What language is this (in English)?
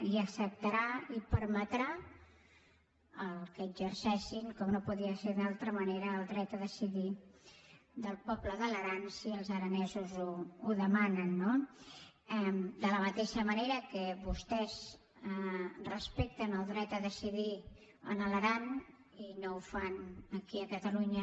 Catalan